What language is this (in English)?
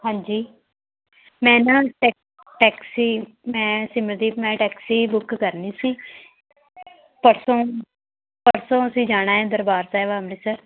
Punjabi